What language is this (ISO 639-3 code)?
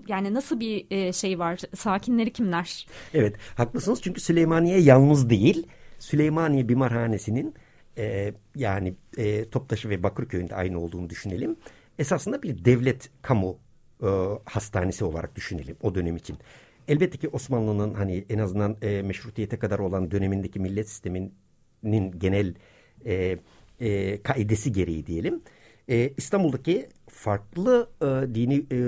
tur